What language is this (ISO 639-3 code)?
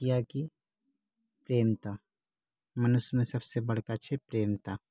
mai